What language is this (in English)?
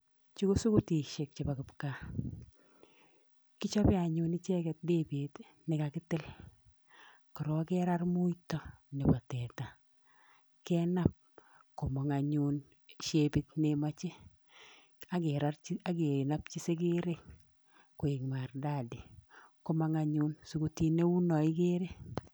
Kalenjin